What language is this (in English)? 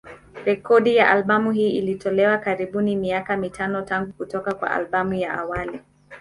Swahili